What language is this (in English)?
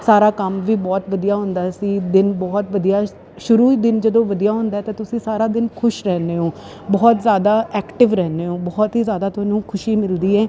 Punjabi